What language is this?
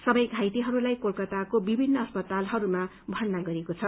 Nepali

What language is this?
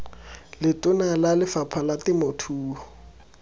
Tswana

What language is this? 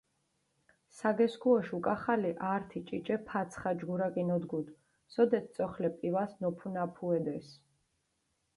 Mingrelian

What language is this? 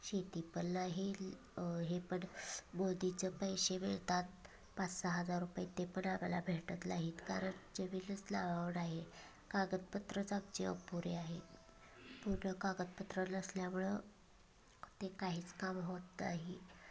Marathi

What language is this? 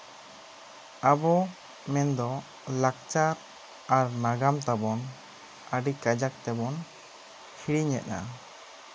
Santali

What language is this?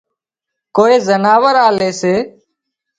Wadiyara Koli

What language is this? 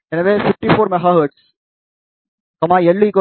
Tamil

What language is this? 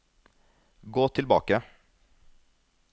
Norwegian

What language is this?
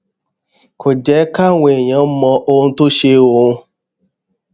Yoruba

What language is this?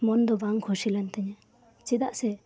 Santali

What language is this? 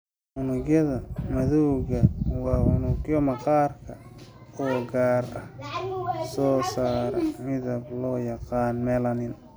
Somali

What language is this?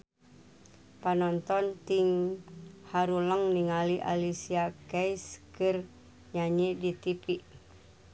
Sundanese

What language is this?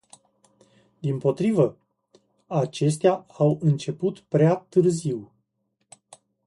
Romanian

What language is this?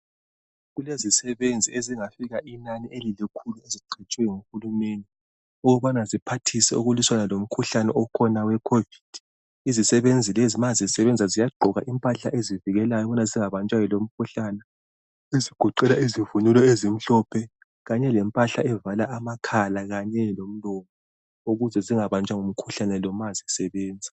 North Ndebele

